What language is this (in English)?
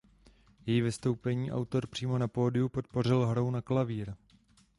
Czech